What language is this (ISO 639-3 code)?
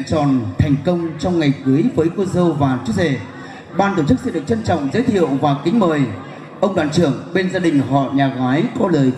vie